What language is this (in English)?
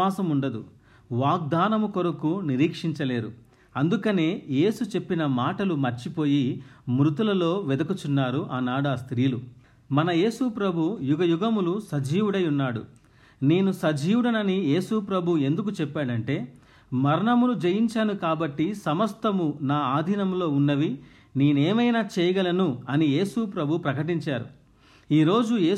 Telugu